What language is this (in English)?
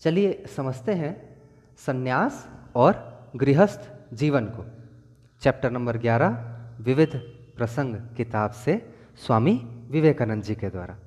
Hindi